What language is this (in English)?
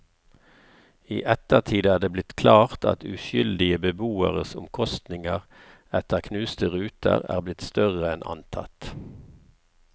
Norwegian